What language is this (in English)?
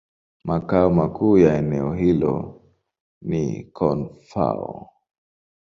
Swahili